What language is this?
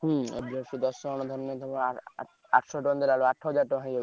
Odia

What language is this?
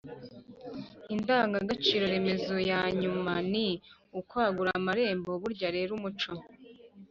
Kinyarwanda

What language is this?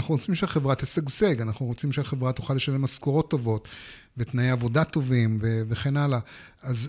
Hebrew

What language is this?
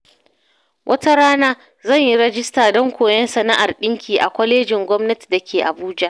Hausa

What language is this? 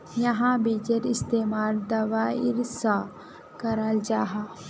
Magahi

